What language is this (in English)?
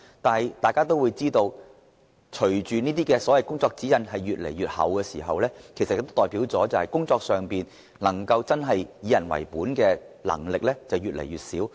Cantonese